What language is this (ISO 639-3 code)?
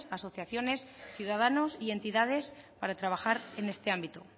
spa